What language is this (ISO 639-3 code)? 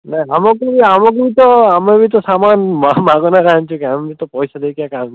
ori